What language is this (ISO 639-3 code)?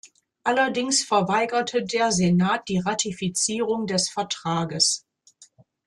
deu